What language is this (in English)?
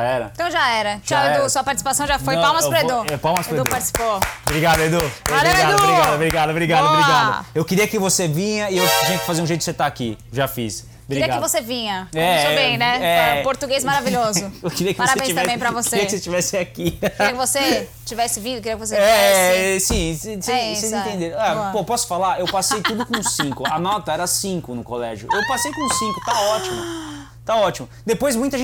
Portuguese